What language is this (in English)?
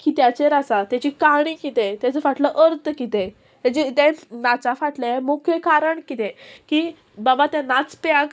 Konkani